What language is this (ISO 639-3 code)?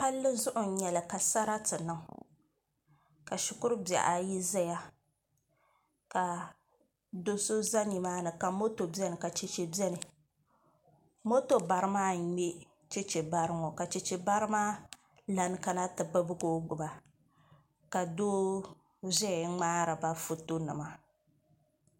dag